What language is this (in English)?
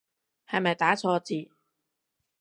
Cantonese